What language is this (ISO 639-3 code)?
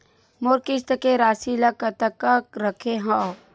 hne